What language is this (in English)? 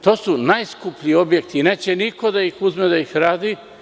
Serbian